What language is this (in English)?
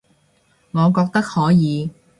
Cantonese